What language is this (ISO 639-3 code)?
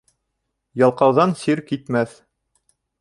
bak